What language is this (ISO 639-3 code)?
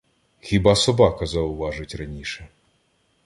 ukr